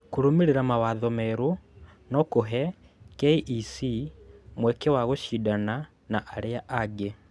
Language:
Kikuyu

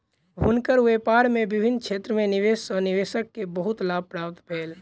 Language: Maithili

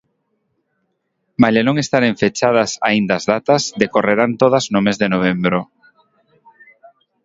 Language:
Galician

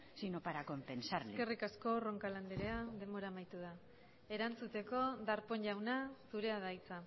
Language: Basque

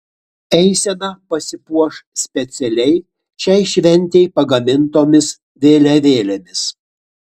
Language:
Lithuanian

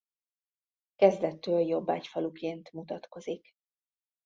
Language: Hungarian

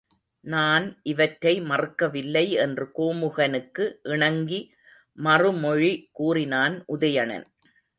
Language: Tamil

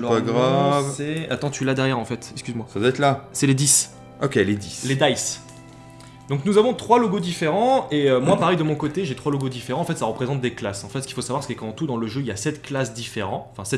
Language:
French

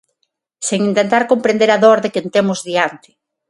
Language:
Galician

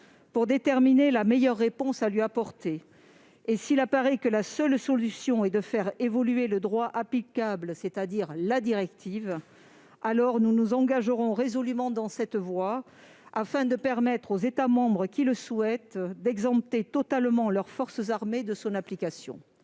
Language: French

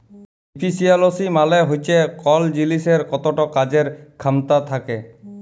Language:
Bangla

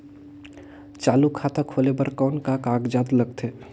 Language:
Chhattisgarhi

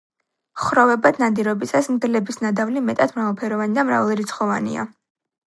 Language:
Georgian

